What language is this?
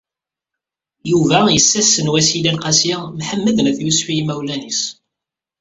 Kabyle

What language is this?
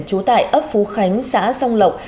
Vietnamese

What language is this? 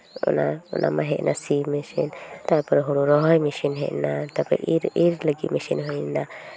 Santali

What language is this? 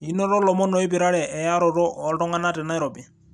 Masai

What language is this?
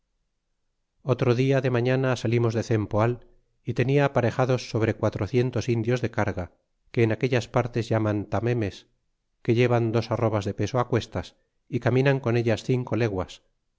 Spanish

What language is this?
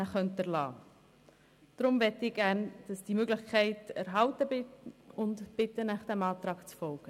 Swiss German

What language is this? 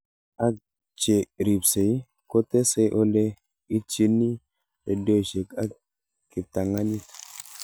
Kalenjin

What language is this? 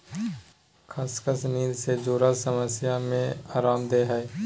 Magahi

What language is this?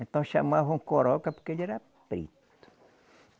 Portuguese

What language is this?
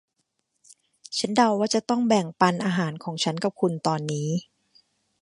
Thai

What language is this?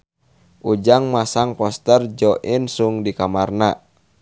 Sundanese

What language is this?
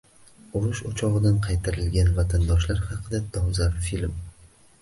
Uzbek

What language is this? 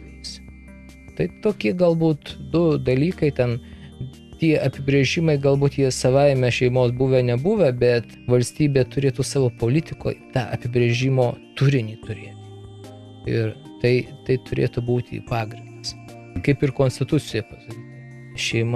Russian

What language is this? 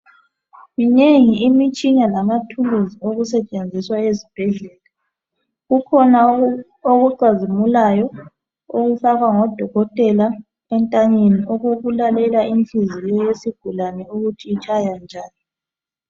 North Ndebele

